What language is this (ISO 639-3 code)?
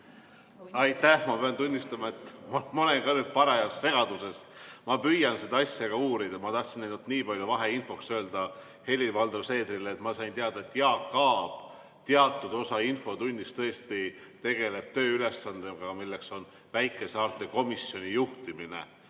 est